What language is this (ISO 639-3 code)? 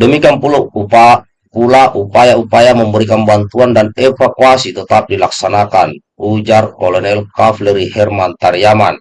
ind